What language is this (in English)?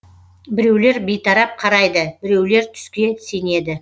Kazakh